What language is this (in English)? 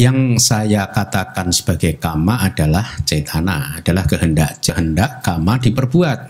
Indonesian